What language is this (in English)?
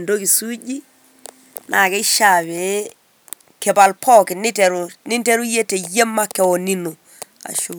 Masai